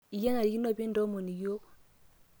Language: Masai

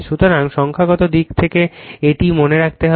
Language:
Bangla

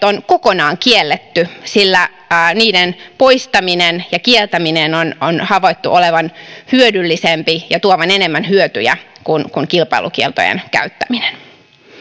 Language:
Finnish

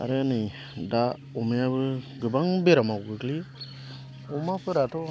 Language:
Bodo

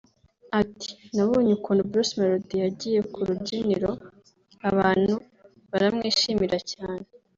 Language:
Kinyarwanda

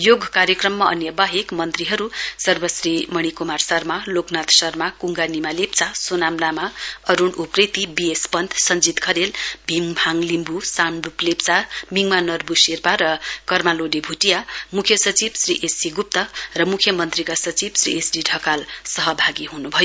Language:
Nepali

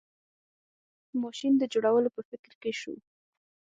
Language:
Pashto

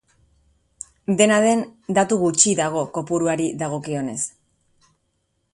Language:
Basque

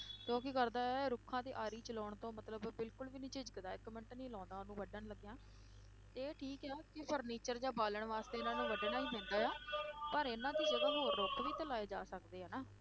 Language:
Punjabi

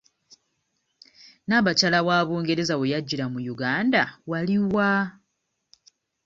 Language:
Ganda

